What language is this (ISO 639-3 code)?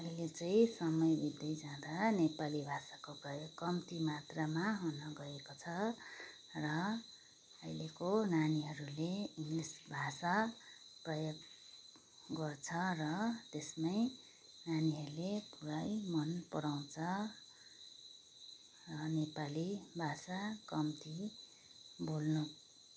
nep